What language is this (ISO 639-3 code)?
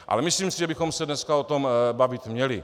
ces